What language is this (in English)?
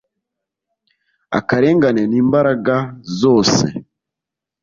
Kinyarwanda